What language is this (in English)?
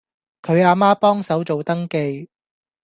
Cantonese